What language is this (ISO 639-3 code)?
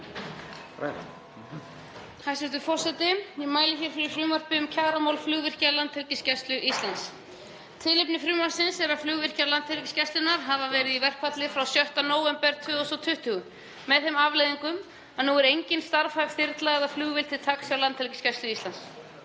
isl